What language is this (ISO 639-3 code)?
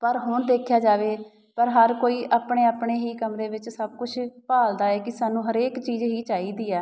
pan